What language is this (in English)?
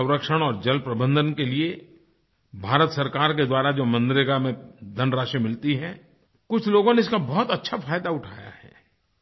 Hindi